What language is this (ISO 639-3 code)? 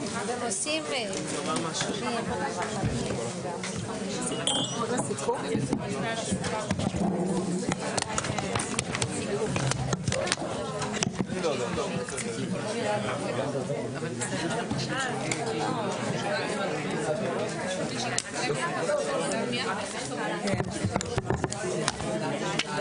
heb